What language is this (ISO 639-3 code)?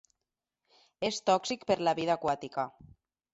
cat